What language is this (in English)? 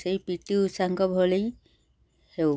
Odia